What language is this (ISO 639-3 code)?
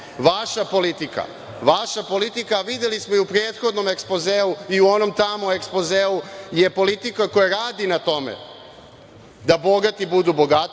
srp